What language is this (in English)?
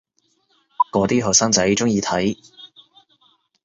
Cantonese